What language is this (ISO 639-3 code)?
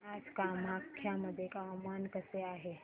mar